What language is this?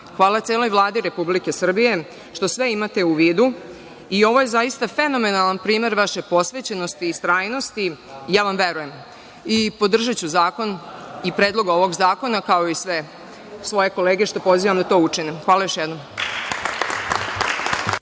Serbian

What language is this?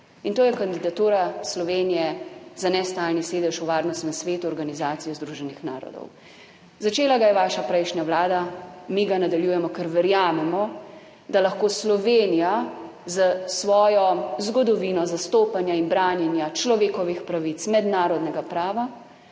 Slovenian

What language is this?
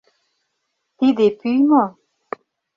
Mari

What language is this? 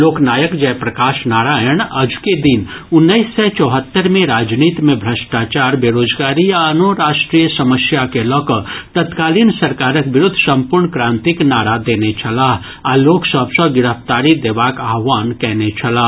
Maithili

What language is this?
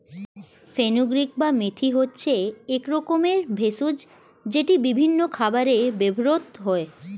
Bangla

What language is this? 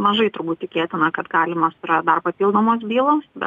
Lithuanian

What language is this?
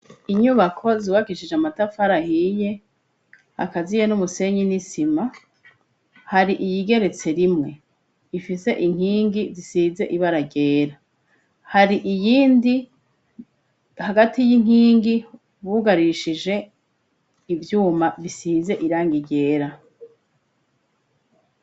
Rundi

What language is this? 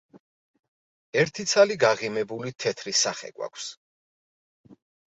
Georgian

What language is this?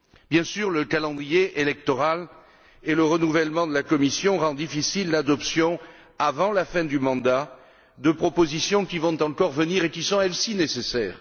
French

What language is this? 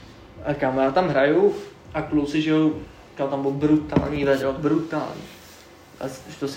Czech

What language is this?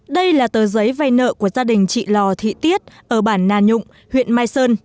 Vietnamese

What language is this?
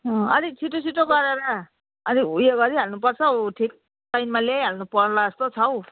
Nepali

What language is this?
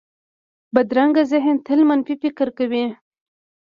Pashto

